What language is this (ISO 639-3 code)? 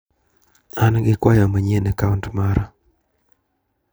luo